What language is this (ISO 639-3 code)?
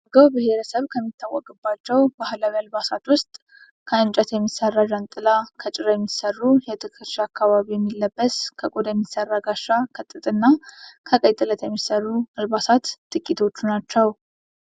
amh